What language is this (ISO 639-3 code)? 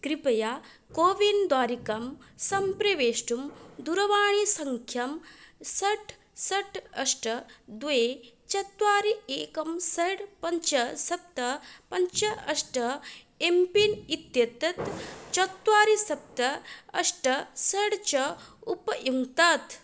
san